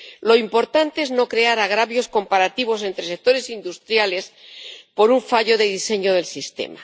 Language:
Spanish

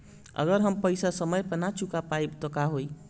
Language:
Bhojpuri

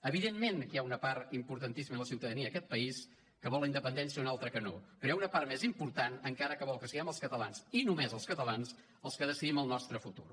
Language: Catalan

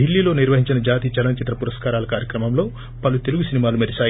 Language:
Telugu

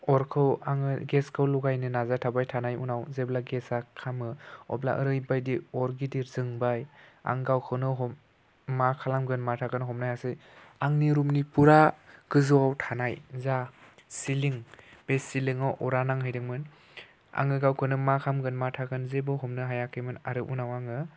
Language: Bodo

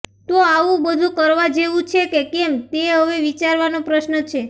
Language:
Gujarati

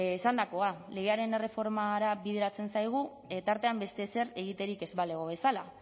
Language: Basque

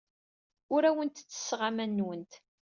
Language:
Kabyle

